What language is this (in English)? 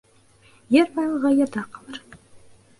Bashkir